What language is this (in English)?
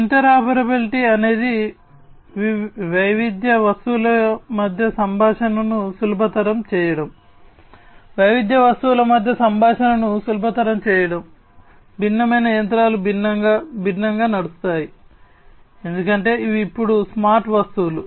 Telugu